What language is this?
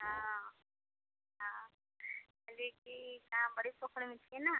Maithili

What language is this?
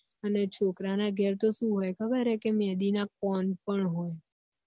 Gujarati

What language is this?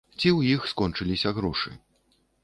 Belarusian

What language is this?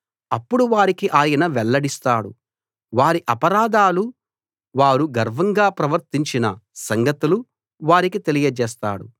Telugu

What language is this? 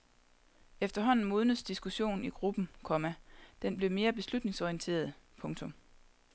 Danish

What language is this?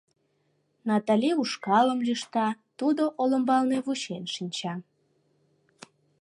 Mari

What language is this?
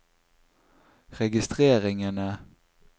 Norwegian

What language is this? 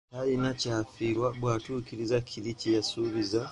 Ganda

